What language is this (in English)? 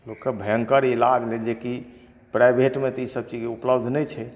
Maithili